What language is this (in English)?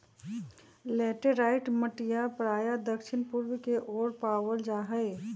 Magahi